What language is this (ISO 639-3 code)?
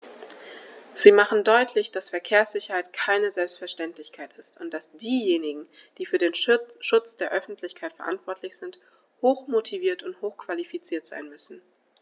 deu